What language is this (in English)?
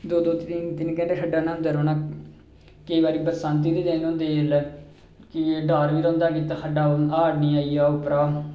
Dogri